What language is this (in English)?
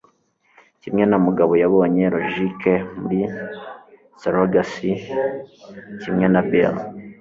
Kinyarwanda